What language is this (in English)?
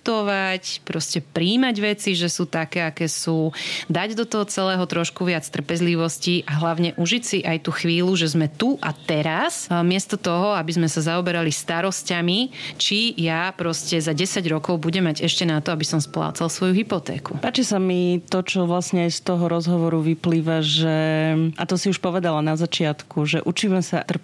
Slovak